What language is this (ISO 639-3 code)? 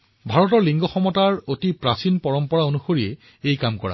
asm